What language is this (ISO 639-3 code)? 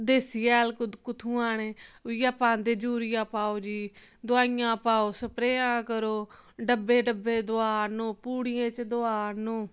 doi